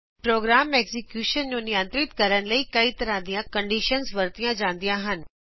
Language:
Punjabi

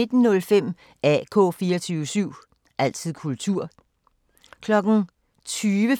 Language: Danish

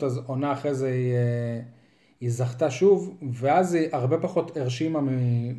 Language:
Hebrew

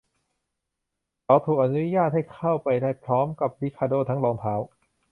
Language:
Thai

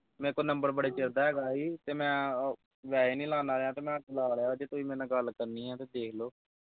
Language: Punjabi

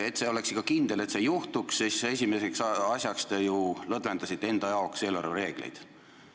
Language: Estonian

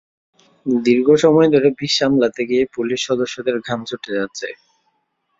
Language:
Bangla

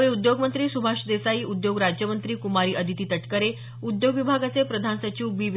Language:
Marathi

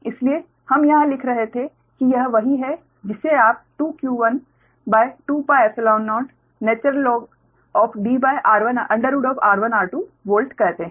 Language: Hindi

